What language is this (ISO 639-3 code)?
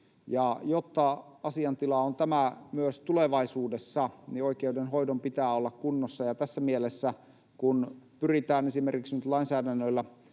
fin